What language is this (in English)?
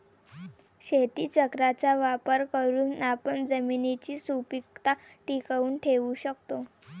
Marathi